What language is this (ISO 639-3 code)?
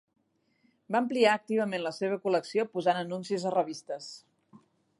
cat